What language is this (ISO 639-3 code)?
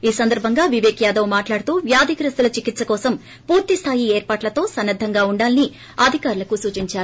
tel